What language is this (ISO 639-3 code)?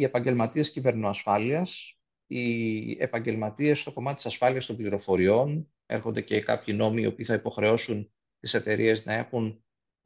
ell